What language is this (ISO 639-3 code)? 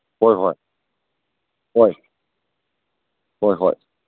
mni